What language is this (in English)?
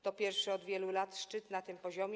Polish